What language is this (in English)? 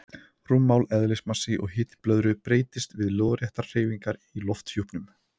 Icelandic